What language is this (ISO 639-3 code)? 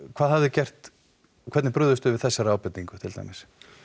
isl